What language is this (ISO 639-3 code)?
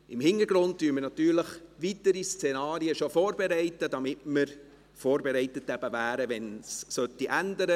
gsw